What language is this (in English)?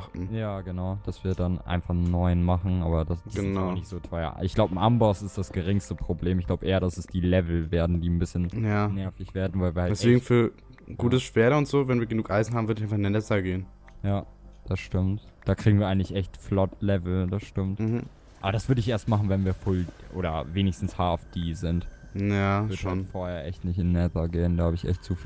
German